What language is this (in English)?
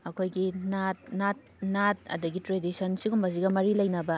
Manipuri